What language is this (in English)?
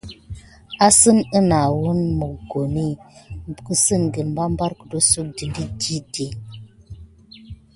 Gidar